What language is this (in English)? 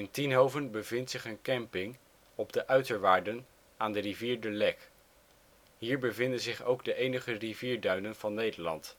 Dutch